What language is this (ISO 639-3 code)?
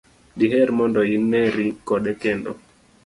luo